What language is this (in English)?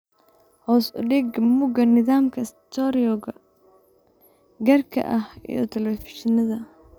Somali